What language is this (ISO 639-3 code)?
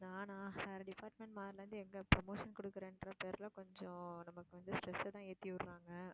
tam